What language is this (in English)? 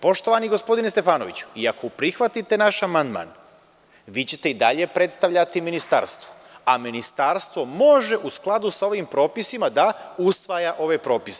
Serbian